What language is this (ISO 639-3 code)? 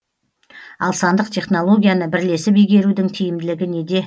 kaz